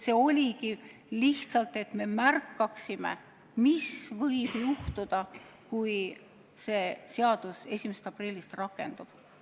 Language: Estonian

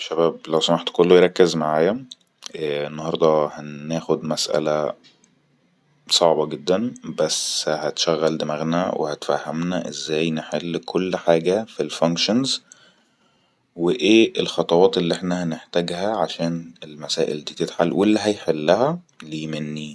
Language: Egyptian Arabic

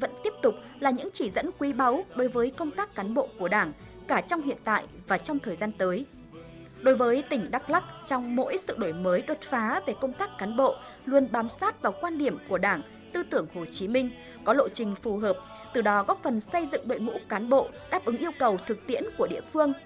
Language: Vietnamese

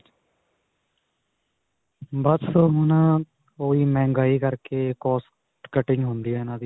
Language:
Punjabi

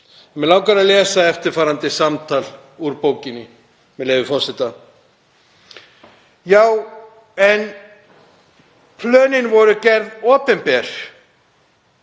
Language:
Icelandic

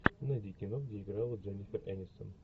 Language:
Russian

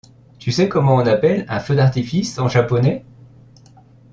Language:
French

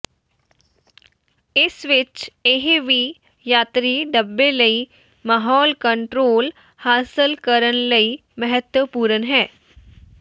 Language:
Punjabi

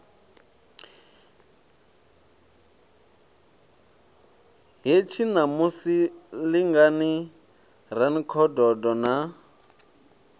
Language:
Venda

